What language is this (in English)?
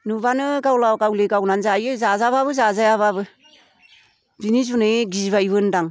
Bodo